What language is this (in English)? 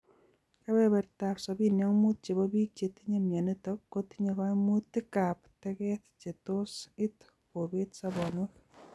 Kalenjin